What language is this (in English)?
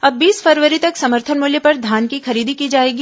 Hindi